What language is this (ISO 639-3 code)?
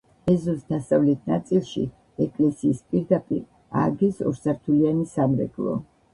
kat